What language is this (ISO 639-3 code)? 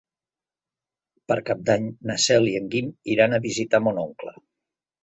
cat